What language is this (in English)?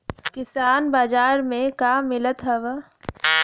Bhojpuri